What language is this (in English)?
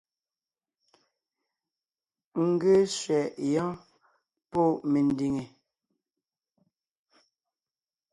Ngiemboon